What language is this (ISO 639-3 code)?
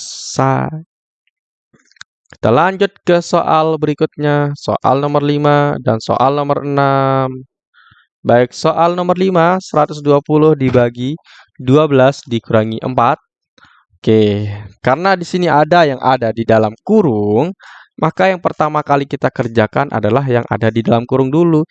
ind